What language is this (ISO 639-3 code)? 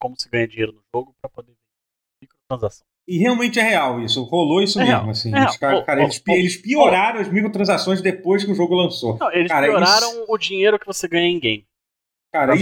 por